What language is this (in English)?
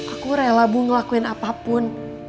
Indonesian